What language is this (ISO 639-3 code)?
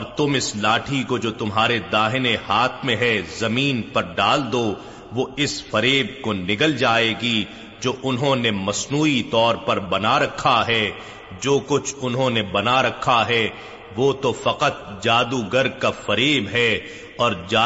urd